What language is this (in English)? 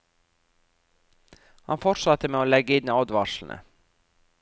Norwegian